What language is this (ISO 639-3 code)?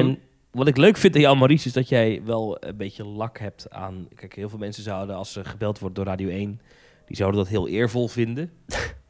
nld